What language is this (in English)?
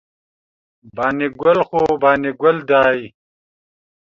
Pashto